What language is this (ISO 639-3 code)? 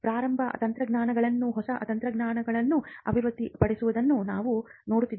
kan